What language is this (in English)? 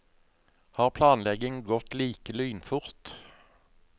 Norwegian